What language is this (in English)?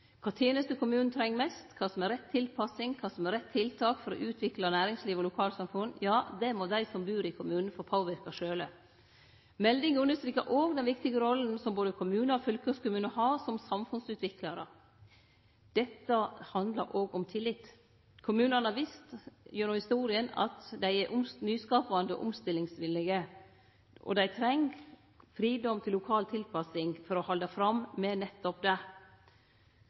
Norwegian Nynorsk